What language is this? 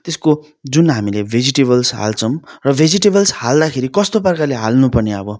Nepali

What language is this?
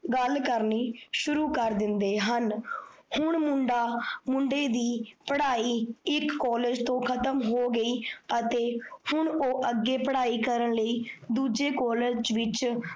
Punjabi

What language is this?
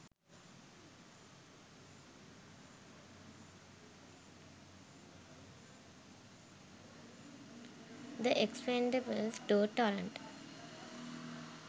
Sinhala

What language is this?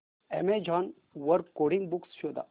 Marathi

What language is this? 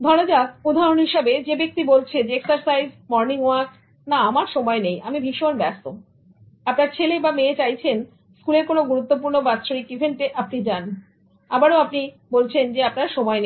Bangla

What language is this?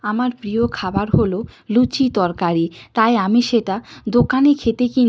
Bangla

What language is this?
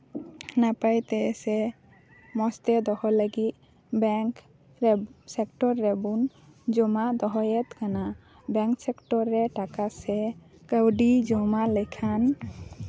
Santali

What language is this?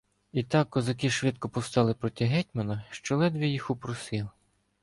Ukrainian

